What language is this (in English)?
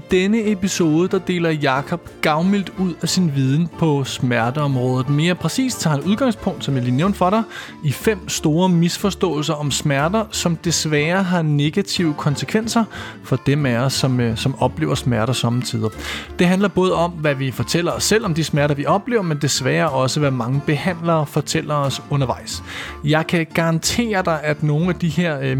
Danish